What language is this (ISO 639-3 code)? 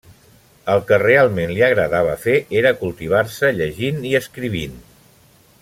cat